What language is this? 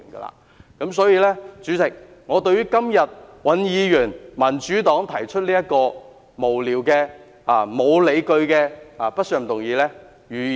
Cantonese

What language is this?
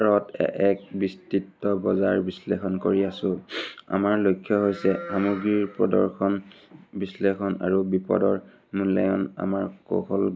Assamese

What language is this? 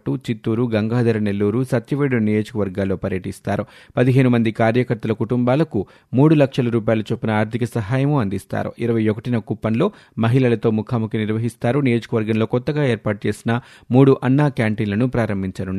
Telugu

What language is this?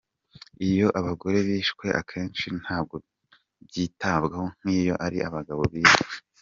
Kinyarwanda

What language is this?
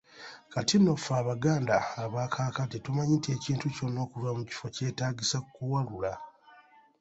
Ganda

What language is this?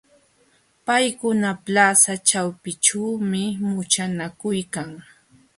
Jauja Wanca Quechua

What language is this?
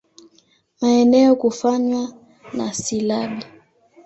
Swahili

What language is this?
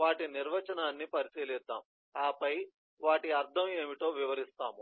Telugu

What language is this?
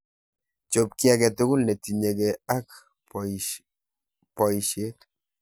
Kalenjin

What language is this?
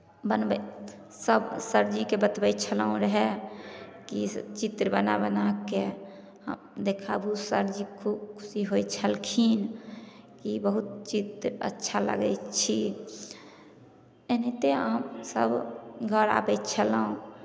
Maithili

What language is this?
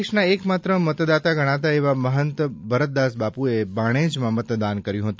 Gujarati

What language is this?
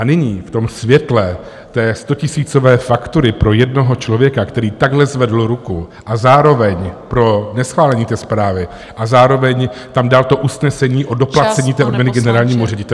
Czech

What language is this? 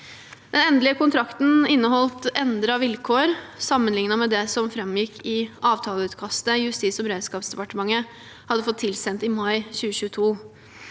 Norwegian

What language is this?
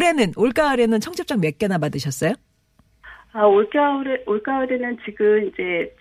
Korean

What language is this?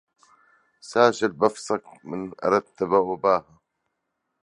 Arabic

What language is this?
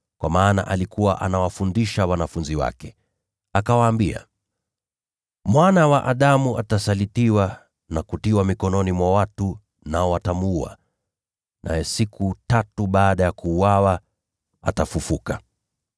Swahili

